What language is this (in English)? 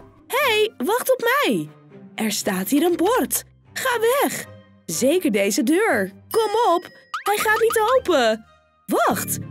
Dutch